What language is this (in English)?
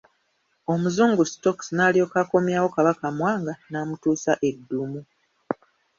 Ganda